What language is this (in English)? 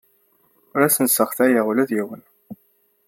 Kabyle